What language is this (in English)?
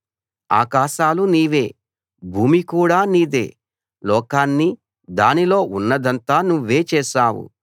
Telugu